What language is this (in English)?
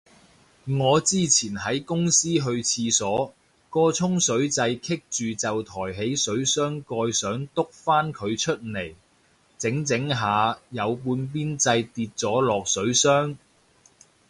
Cantonese